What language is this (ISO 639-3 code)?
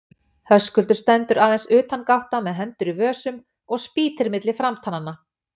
isl